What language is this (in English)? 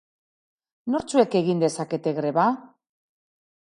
Basque